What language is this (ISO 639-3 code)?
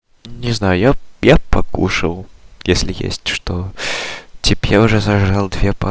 rus